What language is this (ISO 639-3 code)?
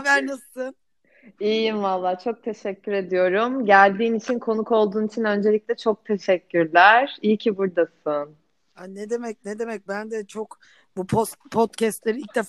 tur